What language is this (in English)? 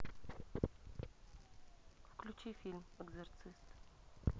Russian